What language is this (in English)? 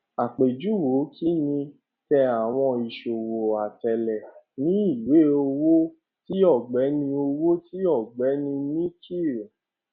Yoruba